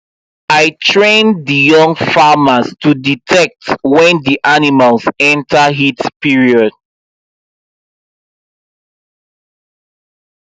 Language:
Nigerian Pidgin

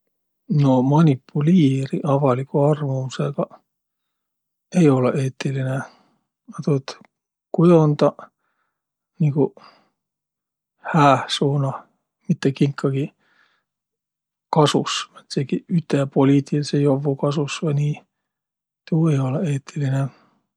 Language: Võro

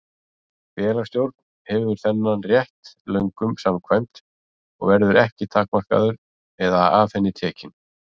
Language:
Icelandic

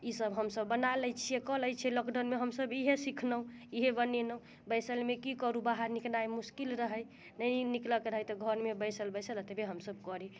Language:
Maithili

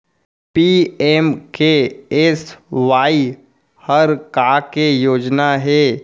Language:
Chhattisgarhi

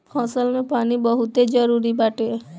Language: Bhojpuri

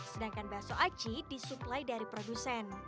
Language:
Indonesian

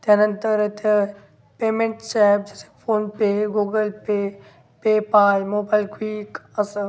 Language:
Marathi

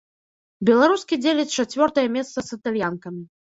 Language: Belarusian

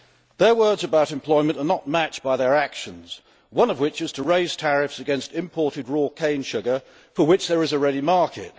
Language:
English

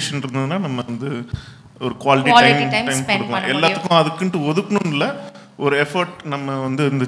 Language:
Tamil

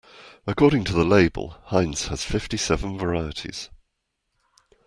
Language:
English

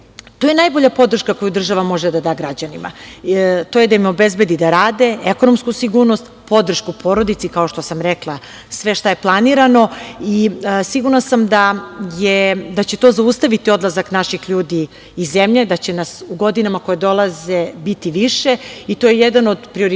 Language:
Serbian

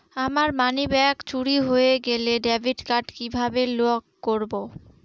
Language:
Bangla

